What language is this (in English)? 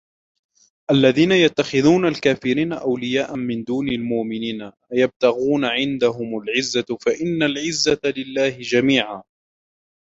Arabic